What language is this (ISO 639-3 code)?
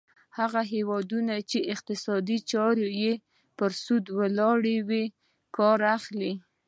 pus